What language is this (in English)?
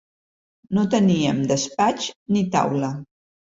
Catalan